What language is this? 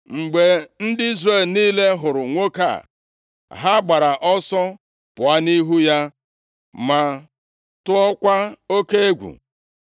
Igbo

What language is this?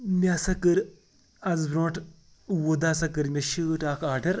Kashmiri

